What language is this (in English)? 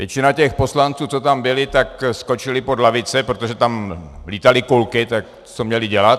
Czech